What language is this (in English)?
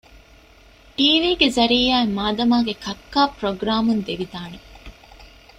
Divehi